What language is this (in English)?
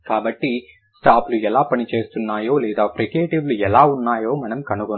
Telugu